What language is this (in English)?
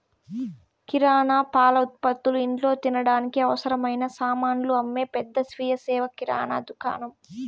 Telugu